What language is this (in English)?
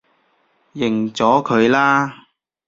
Cantonese